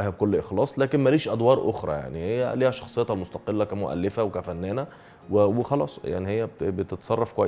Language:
Arabic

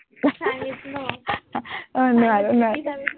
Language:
Assamese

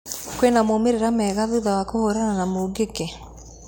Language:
Kikuyu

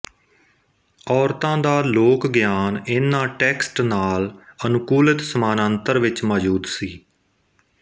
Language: Punjabi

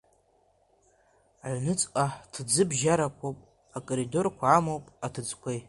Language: Abkhazian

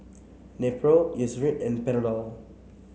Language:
English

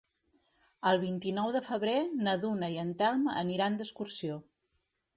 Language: Catalan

